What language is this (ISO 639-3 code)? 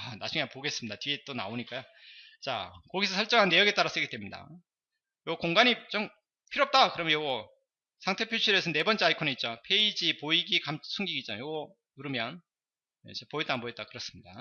kor